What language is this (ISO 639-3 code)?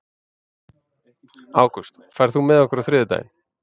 isl